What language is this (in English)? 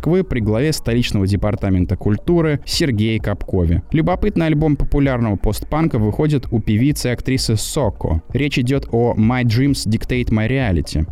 Russian